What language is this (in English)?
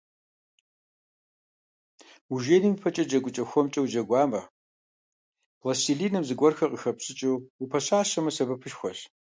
Kabardian